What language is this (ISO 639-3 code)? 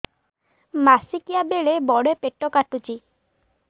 ori